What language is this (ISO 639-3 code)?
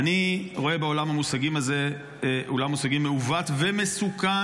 heb